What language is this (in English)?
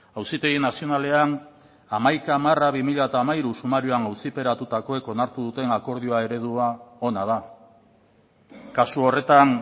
Basque